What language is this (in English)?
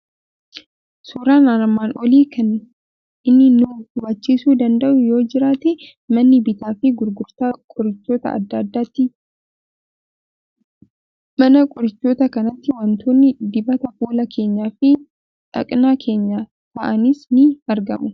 Oromo